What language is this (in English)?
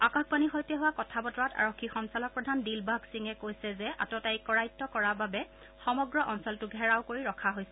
Assamese